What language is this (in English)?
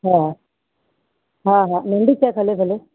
Sindhi